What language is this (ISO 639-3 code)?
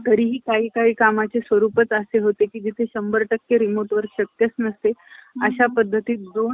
mar